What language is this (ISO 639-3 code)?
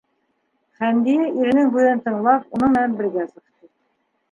bak